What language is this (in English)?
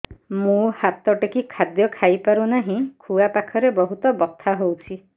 Odia